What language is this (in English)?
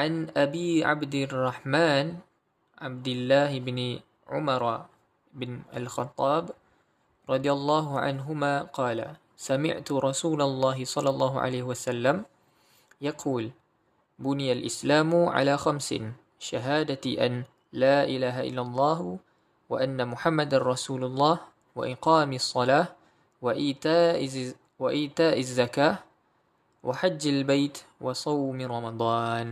Malay